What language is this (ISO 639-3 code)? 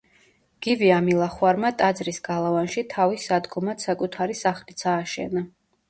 kat